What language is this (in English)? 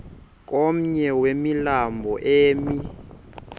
Xhosa